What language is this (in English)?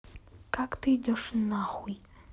Russian